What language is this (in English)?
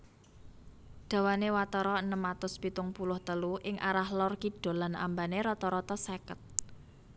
Javanese